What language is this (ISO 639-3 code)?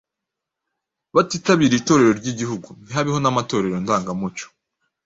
kin